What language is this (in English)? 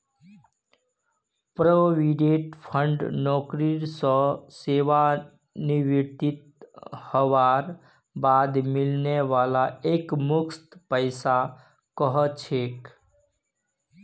Magahi